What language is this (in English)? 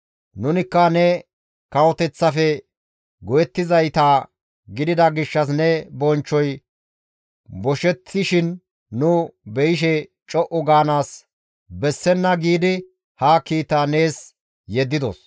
Gamo